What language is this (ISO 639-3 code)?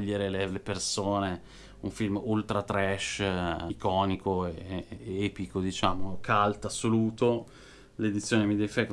ita